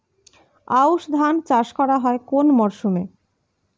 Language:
Bangla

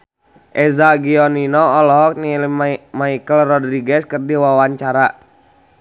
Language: Sundanese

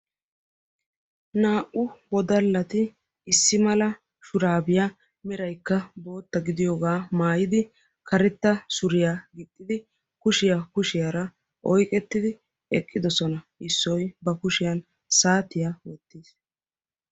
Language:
Wolaytta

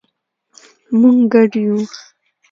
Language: Pashto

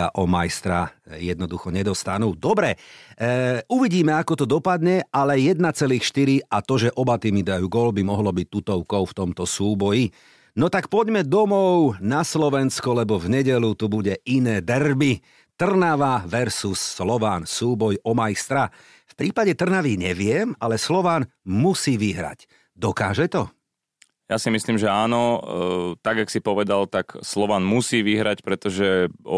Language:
Slovak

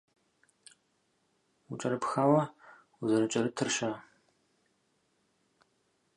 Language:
Kabardian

